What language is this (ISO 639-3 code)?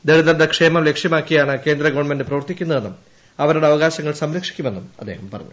mal